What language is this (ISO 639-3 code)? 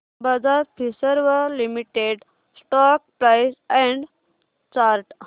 mar